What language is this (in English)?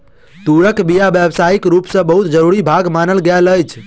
Maithili